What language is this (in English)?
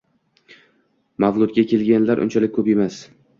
Uzbek